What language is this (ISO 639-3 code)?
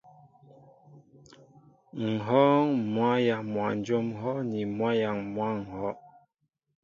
mbo